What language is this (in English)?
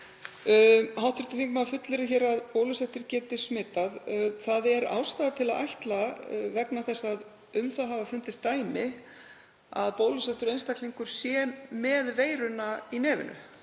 Icelandic